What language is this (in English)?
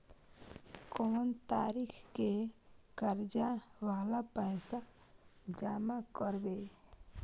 Maithili